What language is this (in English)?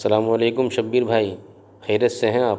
Urdu